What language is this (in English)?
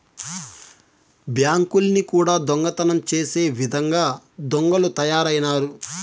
Telugu